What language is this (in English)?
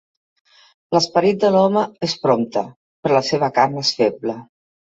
Catalan